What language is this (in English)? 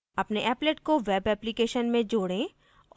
Hindi